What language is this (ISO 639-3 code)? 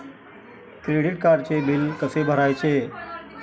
mar